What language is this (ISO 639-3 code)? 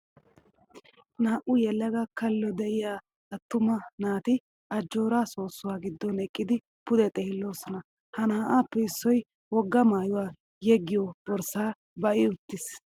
wal